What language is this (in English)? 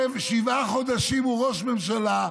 Hebrew